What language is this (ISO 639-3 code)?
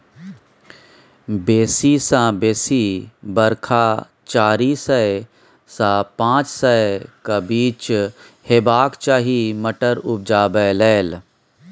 mai